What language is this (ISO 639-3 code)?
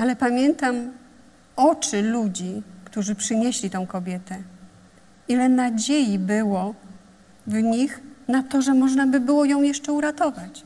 pol